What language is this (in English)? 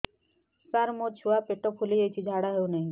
Odia